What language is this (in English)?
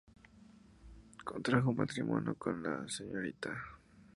Spanish